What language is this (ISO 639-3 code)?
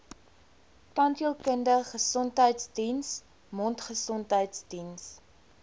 afr